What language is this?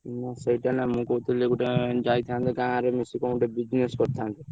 Odia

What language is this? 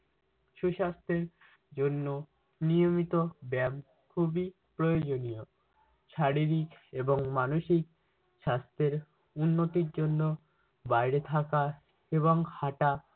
Bangla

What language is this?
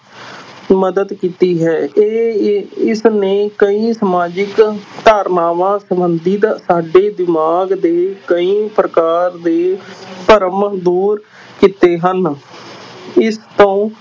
Punjabi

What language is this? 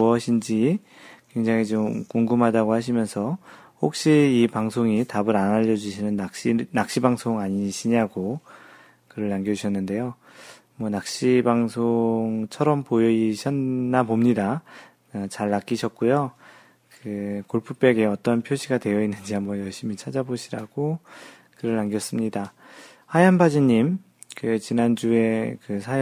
Korean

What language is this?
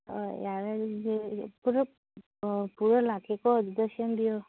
Manipuri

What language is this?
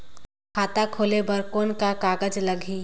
Chhattisgarhi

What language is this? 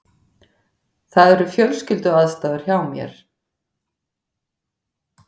Icelandic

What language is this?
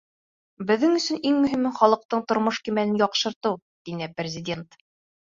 Bashkir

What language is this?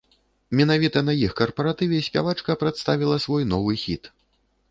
Belarusian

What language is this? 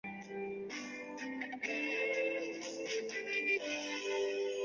Chinese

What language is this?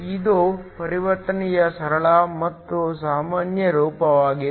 Kannada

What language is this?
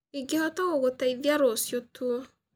Kikuyu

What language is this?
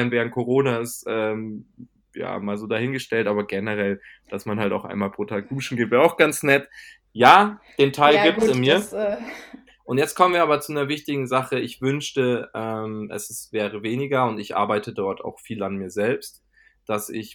German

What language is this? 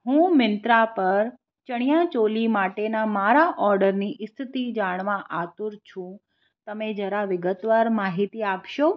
Gujarati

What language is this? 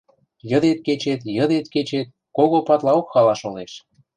Western Mari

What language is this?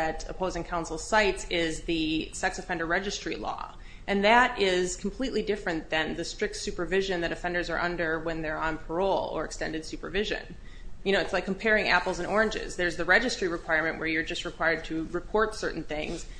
English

